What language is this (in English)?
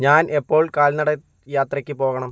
Malayalam